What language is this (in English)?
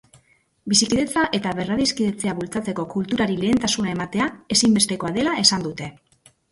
Basque